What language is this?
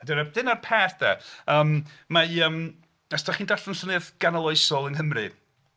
Welsh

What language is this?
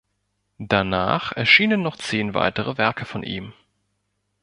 German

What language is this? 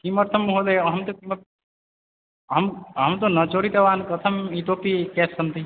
Sanskrit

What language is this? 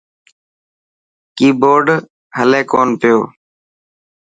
Dhatki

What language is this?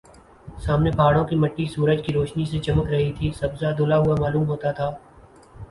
Urdu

